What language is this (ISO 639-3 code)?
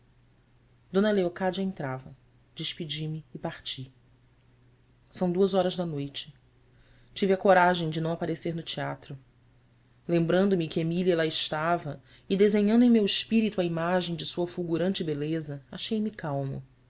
por